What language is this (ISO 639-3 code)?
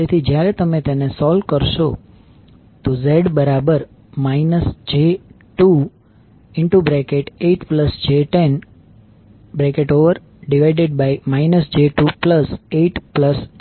guj